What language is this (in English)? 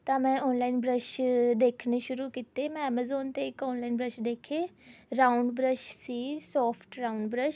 Punjabi